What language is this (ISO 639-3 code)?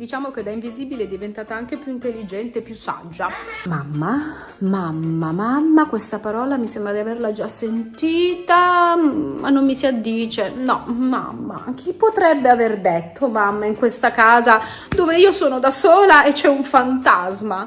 ita